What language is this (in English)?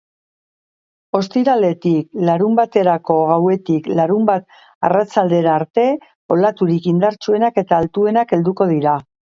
Basque